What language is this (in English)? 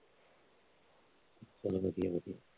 Punjabi